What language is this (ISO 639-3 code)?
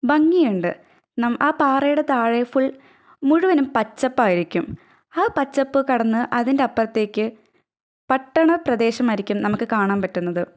mal